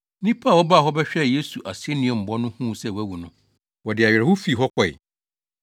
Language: Akan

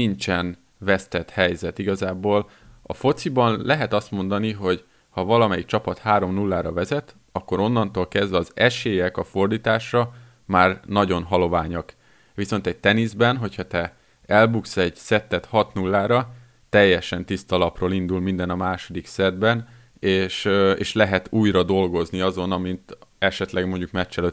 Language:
Hungarian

